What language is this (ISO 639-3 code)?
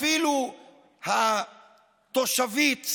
heb